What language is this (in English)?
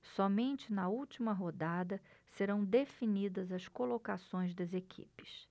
Portuguese